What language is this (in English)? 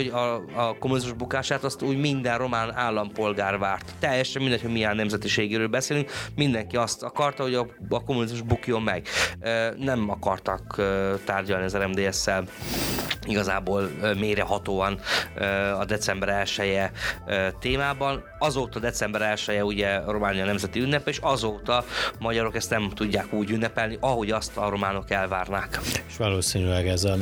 Hungarian